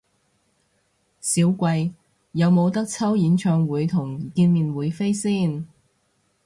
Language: Cantonese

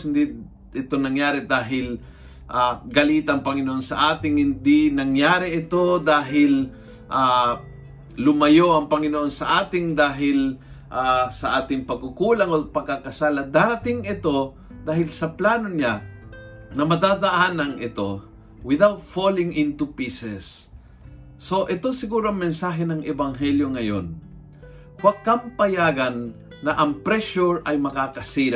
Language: Filipino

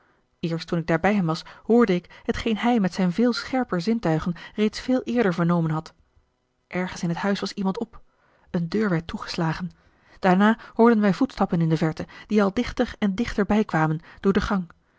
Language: Dutch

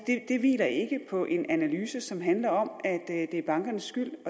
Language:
Danish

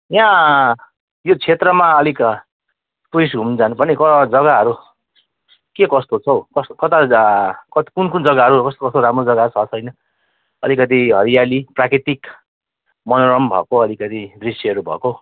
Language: Nepali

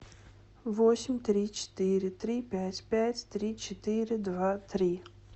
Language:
Russian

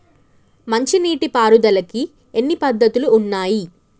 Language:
Telugu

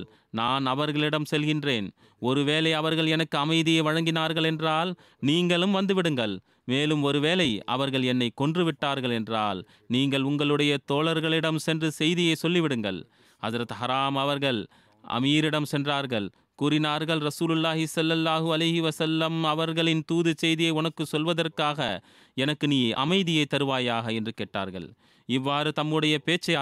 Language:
Tamil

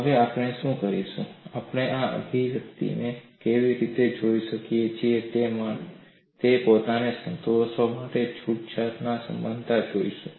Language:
Gujarati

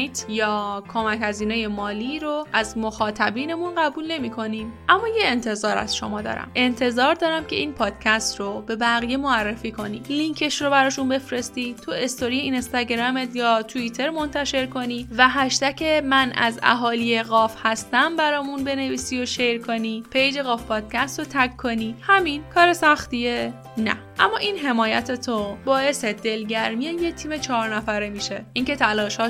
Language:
Persian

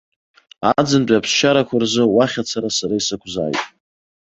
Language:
Abkhazian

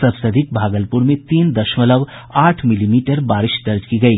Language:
Hindi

